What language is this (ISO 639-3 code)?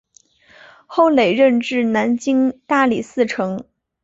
zho